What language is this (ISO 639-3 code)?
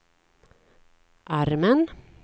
swe